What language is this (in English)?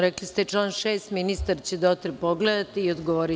Serbian